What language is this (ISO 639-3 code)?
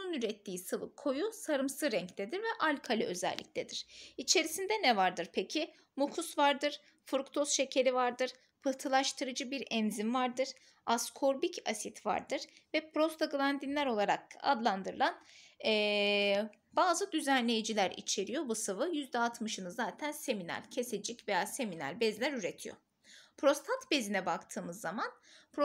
tur